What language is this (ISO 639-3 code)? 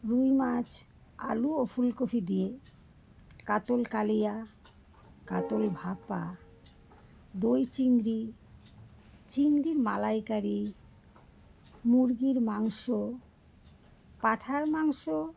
ben